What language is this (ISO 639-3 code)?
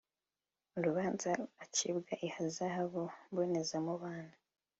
kin